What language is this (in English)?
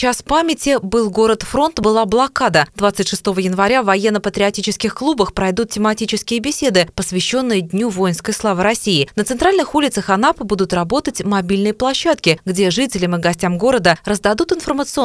Russian